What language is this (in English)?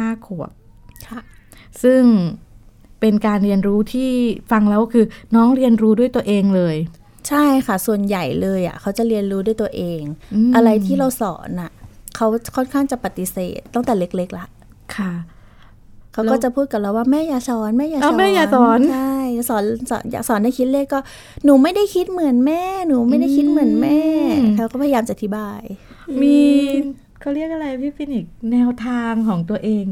Thai